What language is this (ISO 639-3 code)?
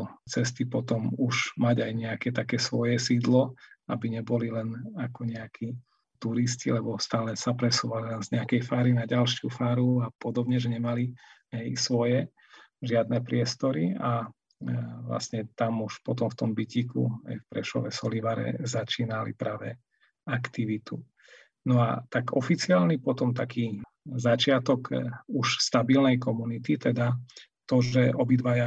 slk